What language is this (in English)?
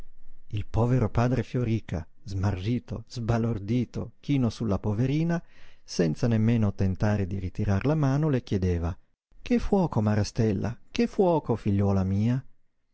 Italian